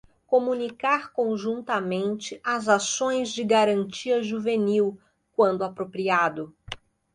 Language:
Portuguese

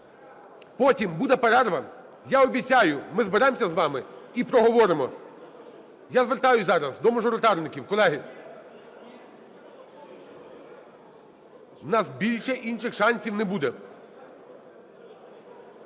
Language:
Ukrainian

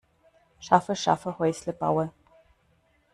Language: German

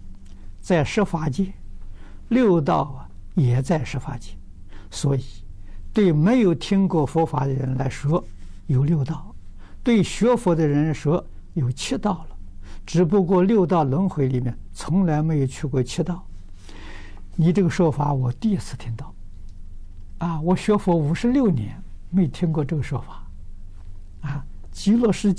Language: Chinese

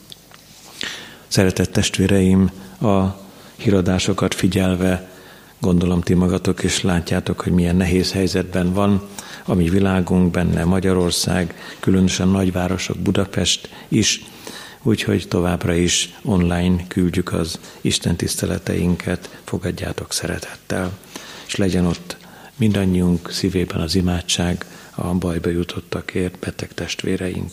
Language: Hungarian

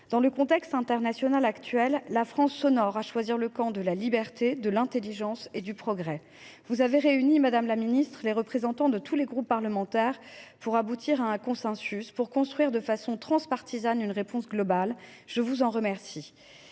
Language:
French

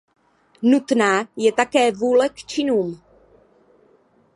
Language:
Czech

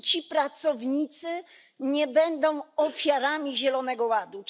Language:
Polish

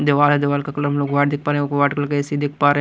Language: Hindi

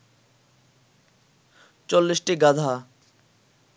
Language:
Bangla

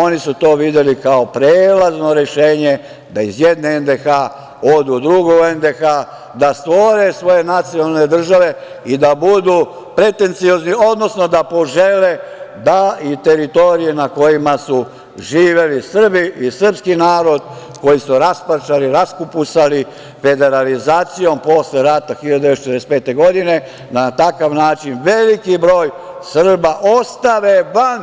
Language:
Serbian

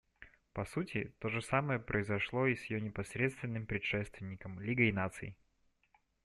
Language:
Russian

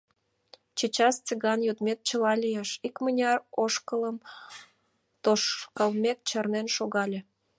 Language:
Mari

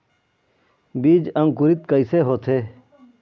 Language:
Chhattisgarhi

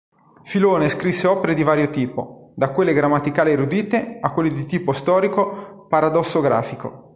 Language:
Italian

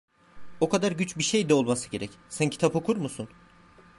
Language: Turkish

